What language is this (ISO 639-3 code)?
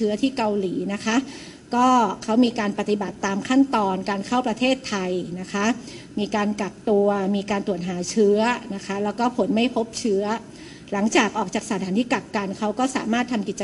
tha